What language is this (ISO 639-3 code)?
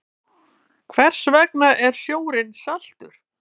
isl